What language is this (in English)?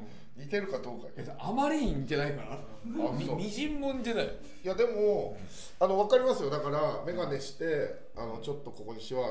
Japanese